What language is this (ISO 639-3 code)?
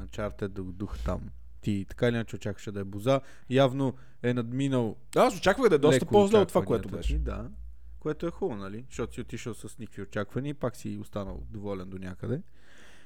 bul